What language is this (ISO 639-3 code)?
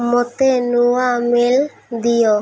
ori